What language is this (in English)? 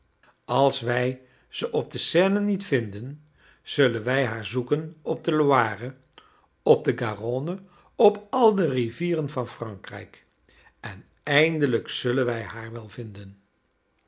Dutch